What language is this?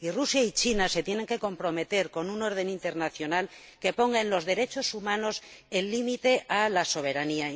Spanish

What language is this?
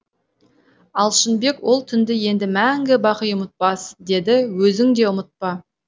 Kazakh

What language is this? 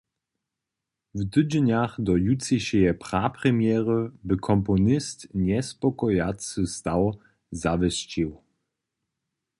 Upper Sorbian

